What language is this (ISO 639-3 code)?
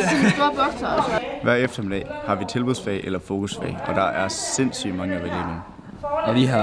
dan